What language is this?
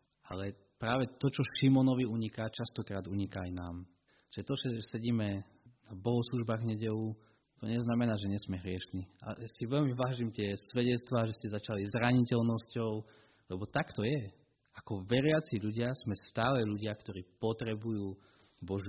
Slovak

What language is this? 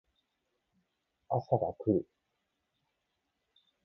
Japanese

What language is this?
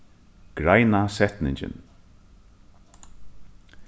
Faroese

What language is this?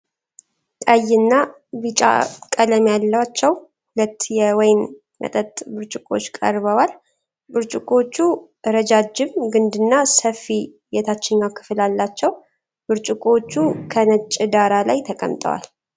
Amharic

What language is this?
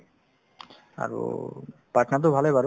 Assamese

